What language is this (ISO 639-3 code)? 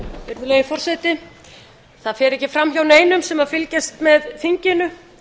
isl